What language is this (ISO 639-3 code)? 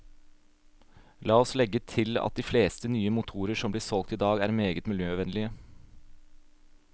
nor